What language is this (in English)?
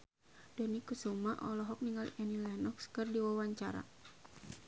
Sundanese